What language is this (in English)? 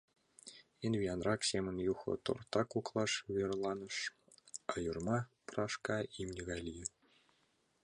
Mari